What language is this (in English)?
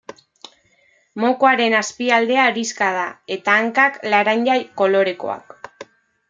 Basque